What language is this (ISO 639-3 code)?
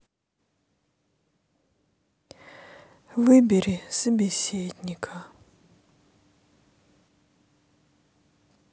rus